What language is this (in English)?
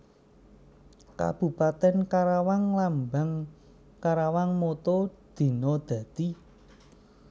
Javanese